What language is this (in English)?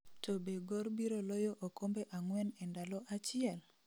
Luo (Kenya and Tanzania)